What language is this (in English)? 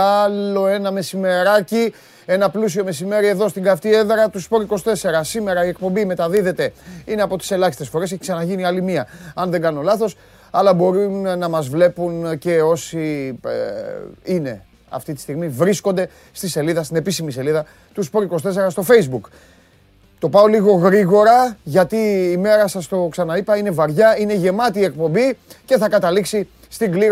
Greek